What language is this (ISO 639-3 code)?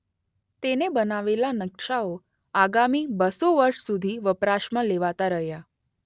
guj